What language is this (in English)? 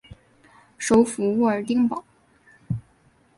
Chinese